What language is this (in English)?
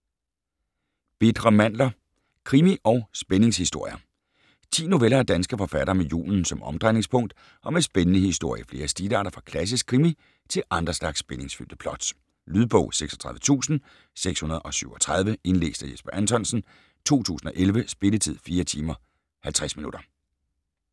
Danish